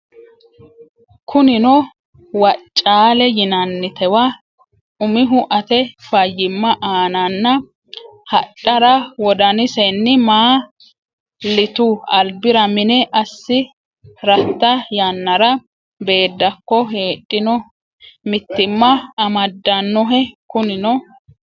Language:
Sidamo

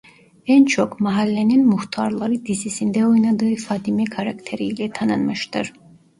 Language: Turkish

